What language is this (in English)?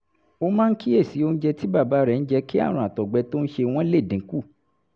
Yoruba